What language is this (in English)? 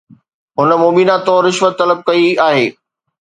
Sindhi